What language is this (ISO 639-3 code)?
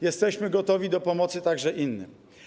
pol